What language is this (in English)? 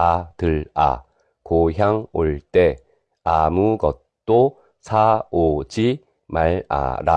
Korean